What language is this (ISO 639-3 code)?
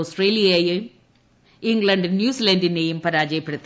mal